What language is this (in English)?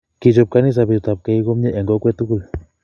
Kalenjin